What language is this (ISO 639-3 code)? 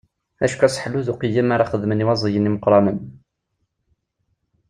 kab